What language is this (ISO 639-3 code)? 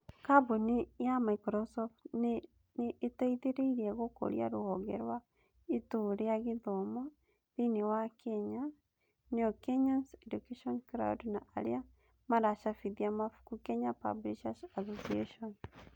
kik